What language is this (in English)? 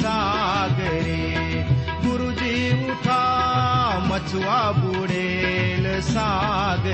Marathi